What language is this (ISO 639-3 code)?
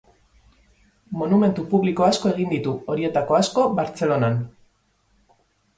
eus